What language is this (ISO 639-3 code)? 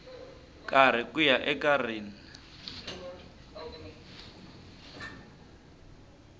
tso